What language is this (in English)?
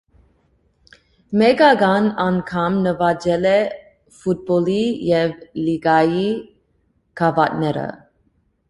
Armenian